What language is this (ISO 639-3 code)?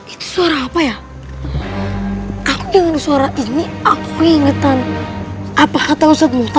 ind